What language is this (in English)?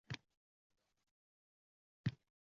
Uzbek